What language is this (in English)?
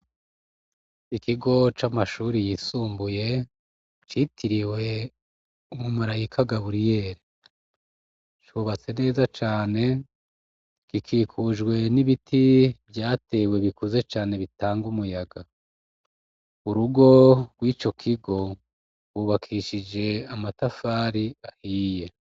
Rundi